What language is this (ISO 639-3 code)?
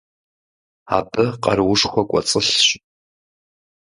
kbd